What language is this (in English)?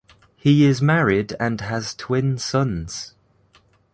English